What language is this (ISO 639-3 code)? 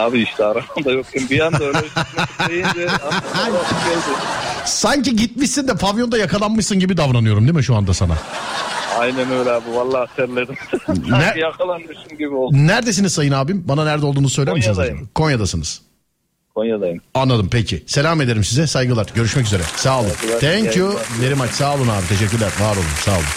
tur